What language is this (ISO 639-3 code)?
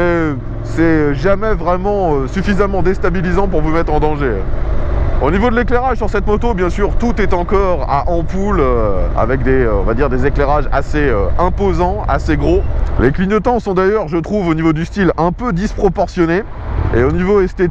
fra